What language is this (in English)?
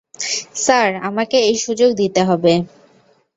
Bangla